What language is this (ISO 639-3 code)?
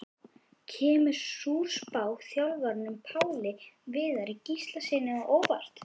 isl